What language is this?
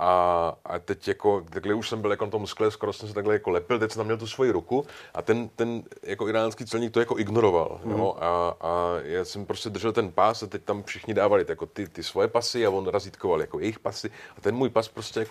Czech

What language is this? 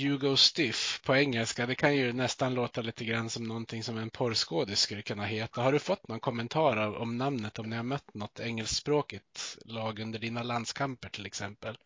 Swedish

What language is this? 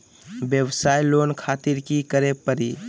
Magahi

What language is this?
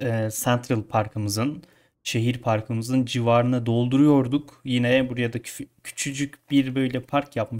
Turkish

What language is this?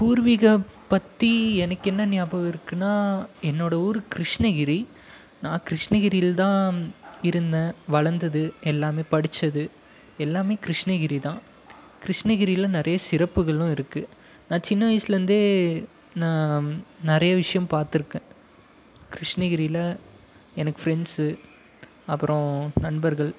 Tamil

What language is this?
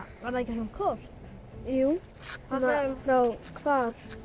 Icelandic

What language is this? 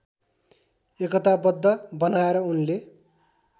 Nepali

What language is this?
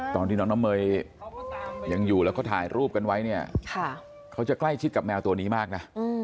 Thai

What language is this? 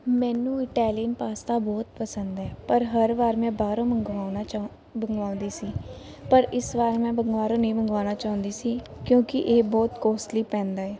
Punjabi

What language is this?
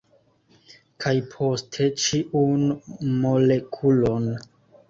Esperanto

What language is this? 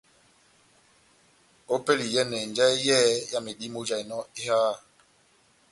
Batanga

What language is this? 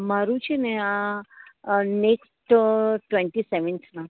Gujarati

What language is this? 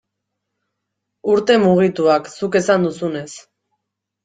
Basque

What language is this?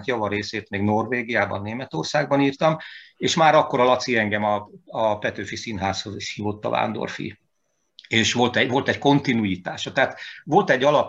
Hungarian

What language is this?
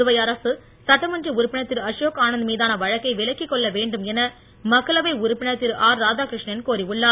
Tamil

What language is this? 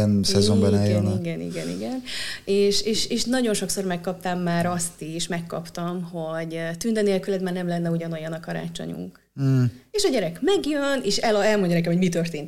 Hungarian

